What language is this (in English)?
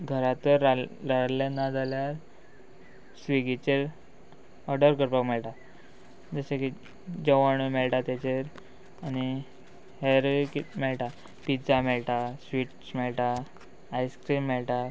Konkani